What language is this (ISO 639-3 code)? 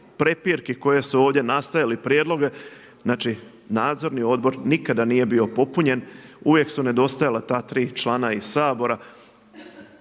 hrv